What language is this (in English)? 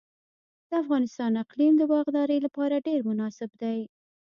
Pashto